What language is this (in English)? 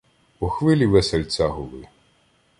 Ukrainian